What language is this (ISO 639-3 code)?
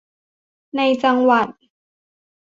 tha